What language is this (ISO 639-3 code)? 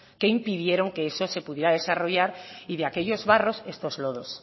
spa